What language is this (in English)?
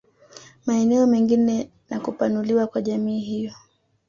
Swahili